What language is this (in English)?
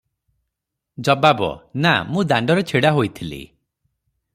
Odia